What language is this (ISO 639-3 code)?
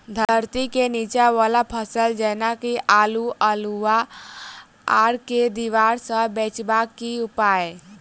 mai